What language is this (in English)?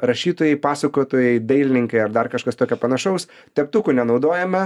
Lithuanian